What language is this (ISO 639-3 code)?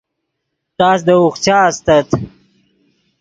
ydg